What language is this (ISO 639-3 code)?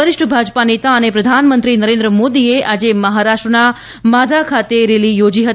guj